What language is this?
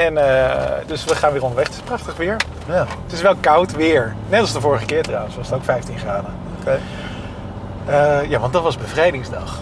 Dutch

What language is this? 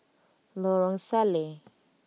English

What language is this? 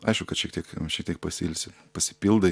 Lithuanian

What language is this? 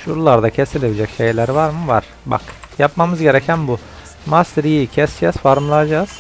Turkish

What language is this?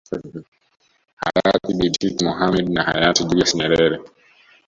Swahili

